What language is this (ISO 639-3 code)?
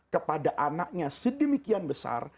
ind